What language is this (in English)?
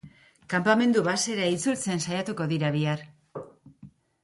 Basque